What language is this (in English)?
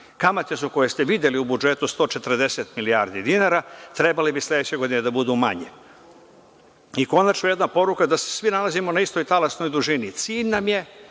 Serbian